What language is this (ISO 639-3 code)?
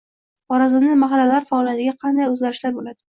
uzb